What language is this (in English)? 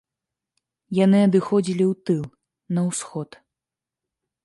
Belarusian